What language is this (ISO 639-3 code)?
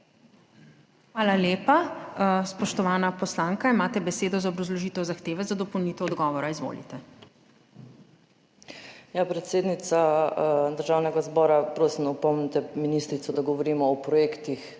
slv